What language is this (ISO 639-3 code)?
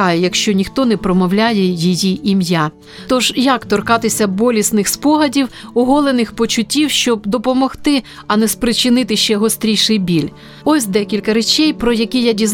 ukr